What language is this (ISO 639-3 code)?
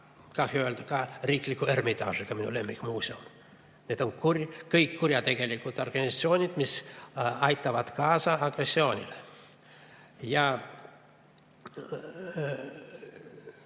est